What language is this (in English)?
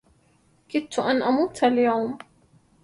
Arabic